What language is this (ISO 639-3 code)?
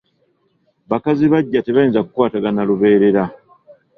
lug